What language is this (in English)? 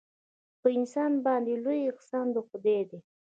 Pashto